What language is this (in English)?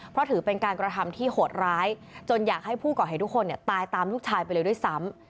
Thai